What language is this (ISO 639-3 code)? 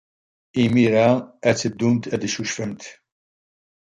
kab